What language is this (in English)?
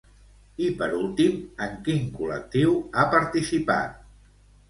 Catalan